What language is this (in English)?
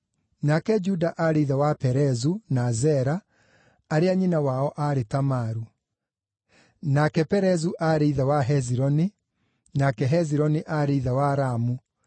Kikuyu